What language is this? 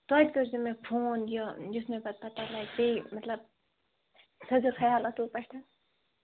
Kashmiri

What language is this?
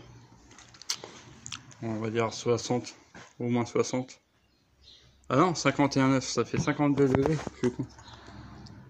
French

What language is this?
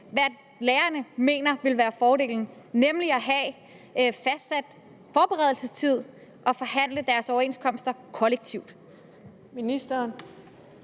Danish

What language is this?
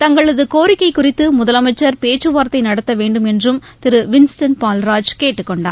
Tamil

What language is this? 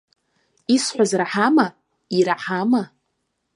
Abkhazian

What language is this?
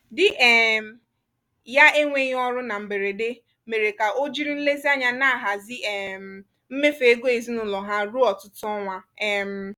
Igbo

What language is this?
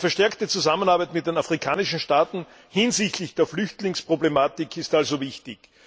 German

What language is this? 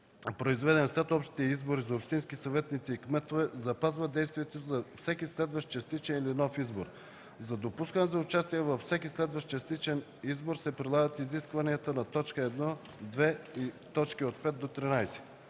Bulgarian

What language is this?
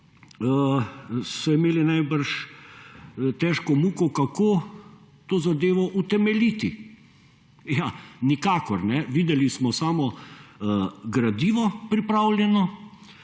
Slovenian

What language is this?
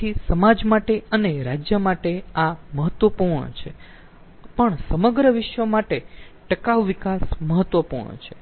Gujarati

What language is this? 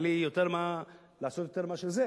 Hebrew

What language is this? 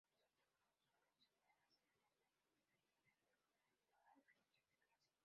Spanish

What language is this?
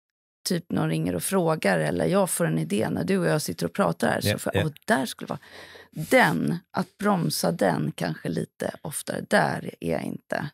Swedish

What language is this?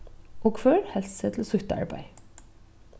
Faroese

